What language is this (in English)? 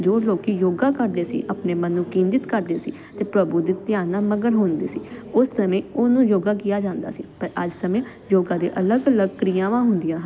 Punjabi